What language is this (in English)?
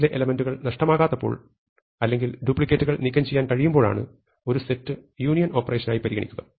Malayalam